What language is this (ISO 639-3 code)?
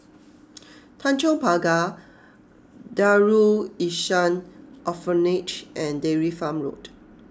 eng